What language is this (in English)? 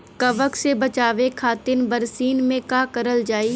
Bhojpuri